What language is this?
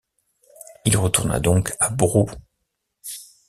French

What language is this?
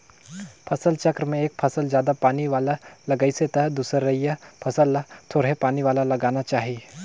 Chhattisgarhi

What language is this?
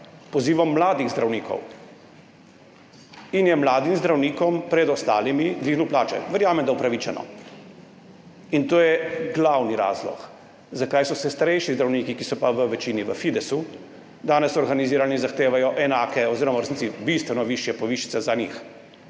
Slovenian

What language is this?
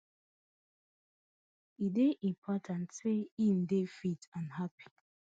Nigerian Pidgin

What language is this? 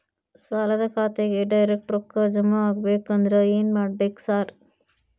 Kannada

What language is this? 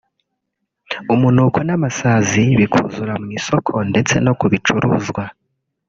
Kinyarwanda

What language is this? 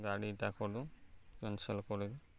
Odia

